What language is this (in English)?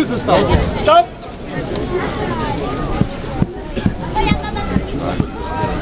Polish